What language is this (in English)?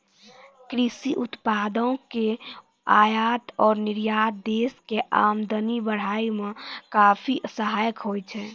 Maithili